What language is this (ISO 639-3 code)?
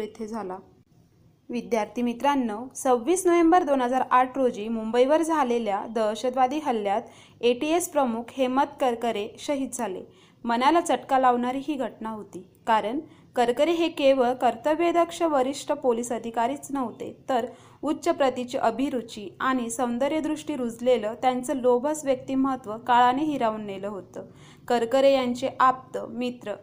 mar